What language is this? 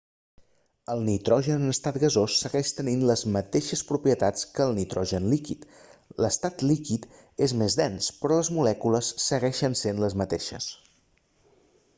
Catalan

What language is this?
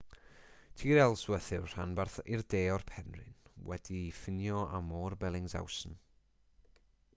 Welsh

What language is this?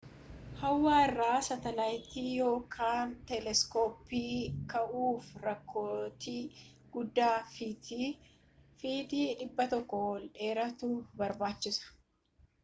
Oromo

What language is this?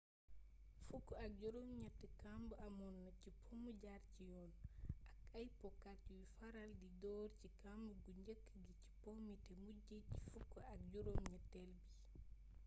Wolof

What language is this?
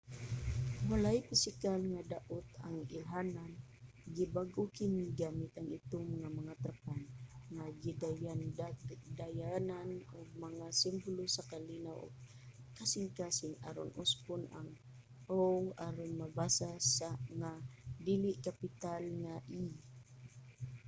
Cebuano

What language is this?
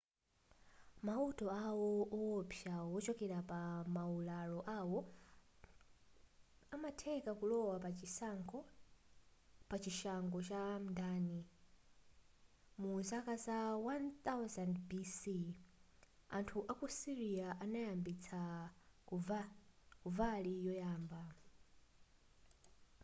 Nyanja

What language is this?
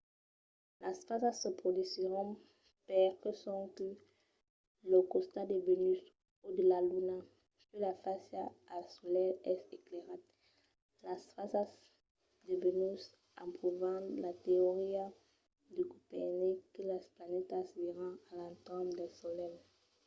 Occitan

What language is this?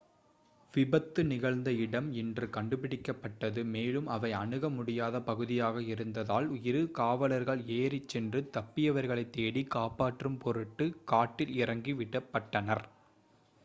Tamil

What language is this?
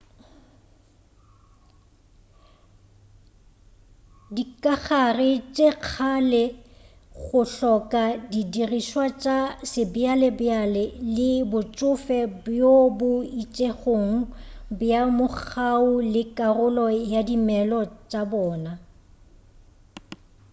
Northern Sotho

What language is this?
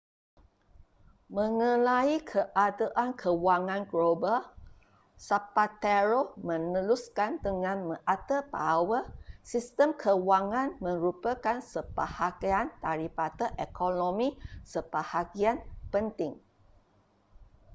Malay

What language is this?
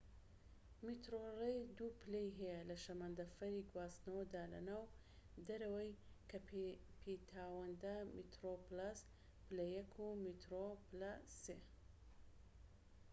Central Kurdish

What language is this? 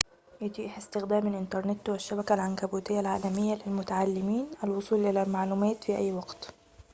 Arabic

